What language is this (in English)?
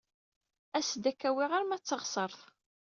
Kabyle